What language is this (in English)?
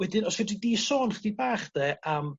Welsh